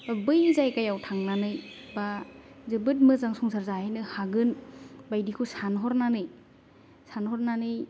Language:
Bodo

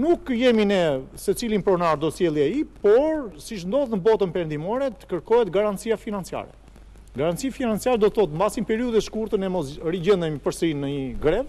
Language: Romanian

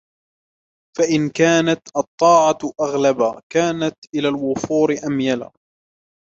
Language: Arabic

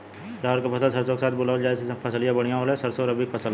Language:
Bhojpuri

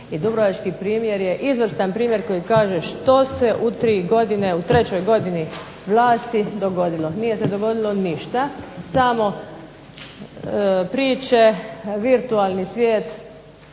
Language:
Croatian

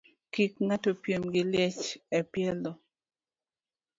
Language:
Luo (Kenya and Tanzania)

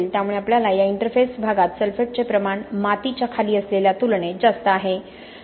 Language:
Marathi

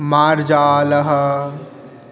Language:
Sanskrit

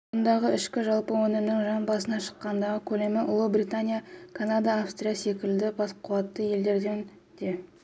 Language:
Kazakh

